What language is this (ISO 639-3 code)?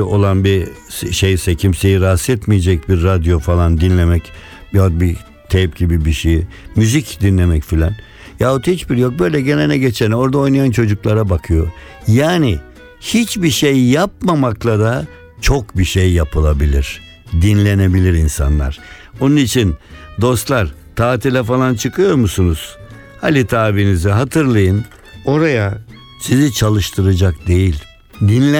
tur